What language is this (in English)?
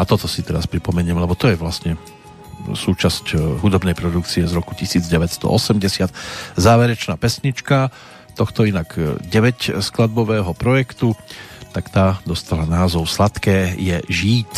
Slovak